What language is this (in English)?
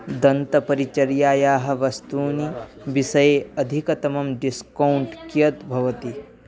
Sanskrit